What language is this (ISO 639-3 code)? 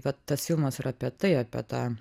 lit